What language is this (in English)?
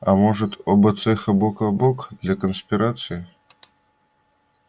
Russian